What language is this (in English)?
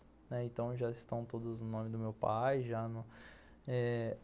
Portuguese